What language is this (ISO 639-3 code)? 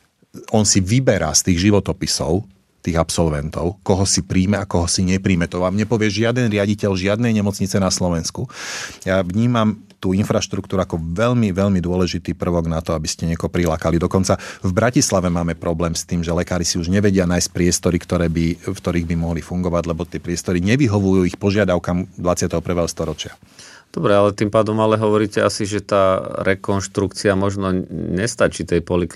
slk